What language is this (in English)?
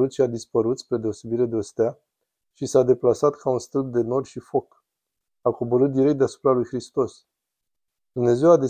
Romanian